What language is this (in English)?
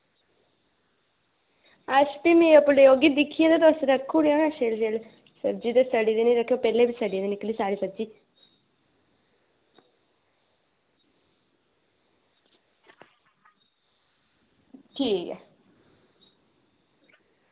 Dogri